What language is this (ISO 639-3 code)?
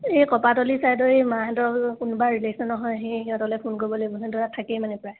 asm